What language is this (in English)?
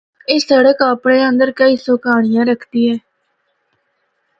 Northern Hindko